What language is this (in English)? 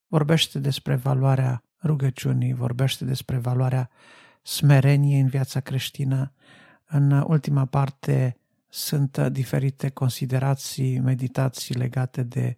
Romanian